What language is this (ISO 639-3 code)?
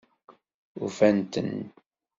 kab